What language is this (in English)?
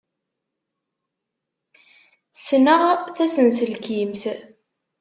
Kabyle